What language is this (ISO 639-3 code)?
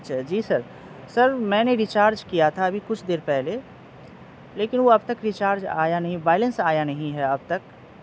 urd